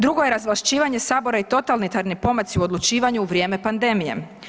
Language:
Croatian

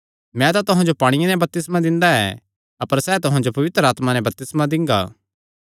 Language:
Kangri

